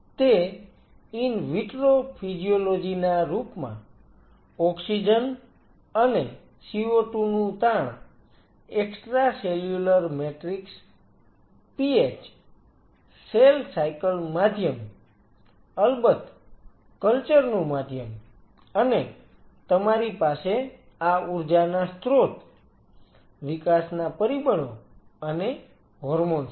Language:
Gujarati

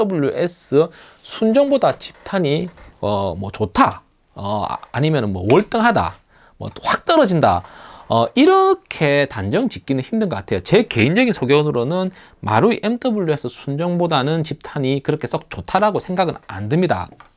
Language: Korean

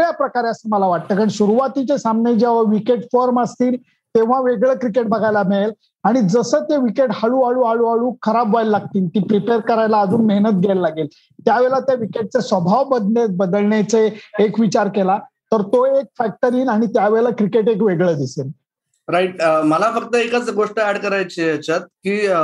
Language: Marathi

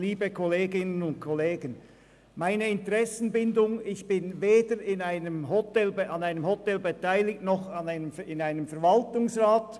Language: Swiss German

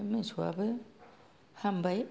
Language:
Bodo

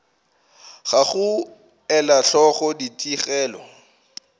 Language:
Northern Sotho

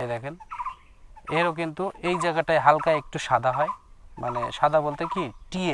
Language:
Bangla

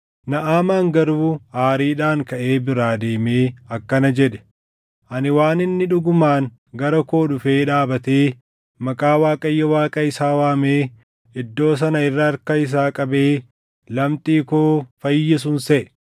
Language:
Oromo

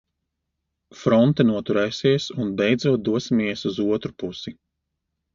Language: Latvian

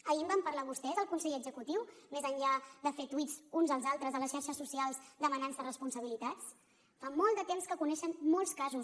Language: Catalan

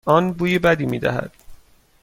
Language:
Persian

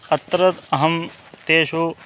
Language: Sanskrit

